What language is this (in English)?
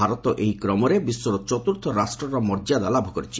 Odia